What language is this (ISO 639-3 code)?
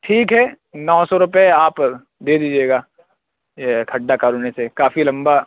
urd